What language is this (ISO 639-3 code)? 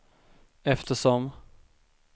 swe